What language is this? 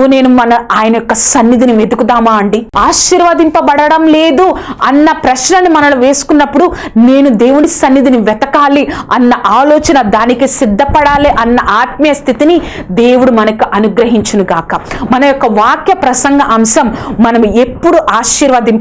Dutch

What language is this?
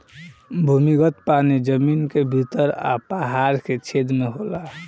Bhojpuri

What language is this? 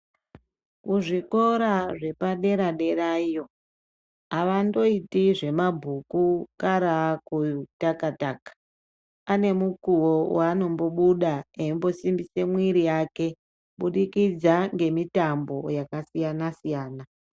Ndau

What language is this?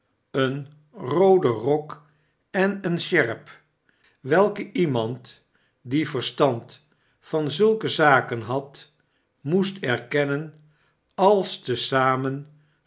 Dutch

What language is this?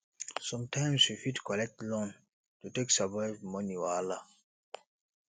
Nigerian Pidgin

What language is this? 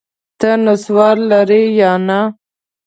Pashto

